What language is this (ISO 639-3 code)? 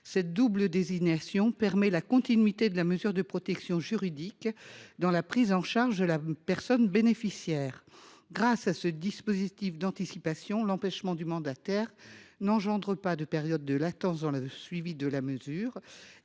fra